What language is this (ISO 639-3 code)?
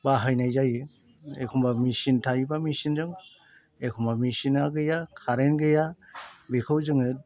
brx